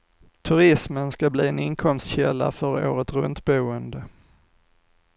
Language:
Swedish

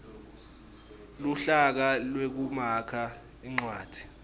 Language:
Swati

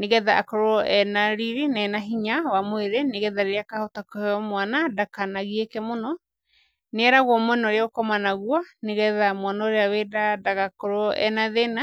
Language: Kikuyu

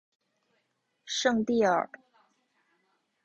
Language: Chinese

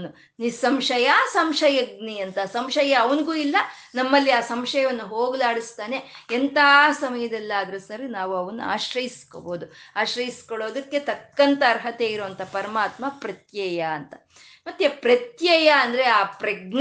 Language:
Kannada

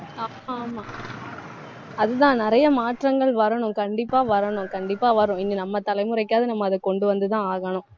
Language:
Tamil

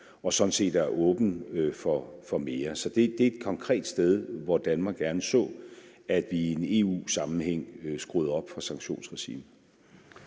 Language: Danish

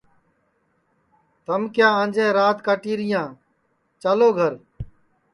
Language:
Sansi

